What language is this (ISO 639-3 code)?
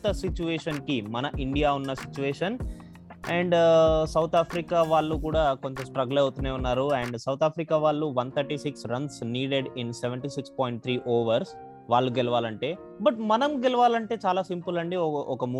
tel